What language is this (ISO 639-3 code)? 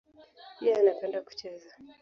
swa